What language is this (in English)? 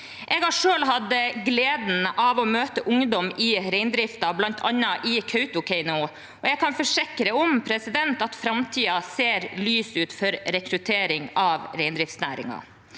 Norwegian